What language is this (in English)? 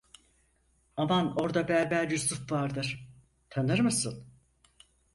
Turkish